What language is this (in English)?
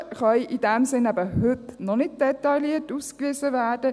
Swiss German